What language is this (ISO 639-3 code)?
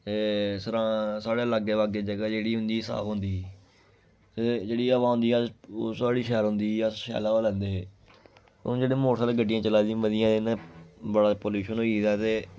doi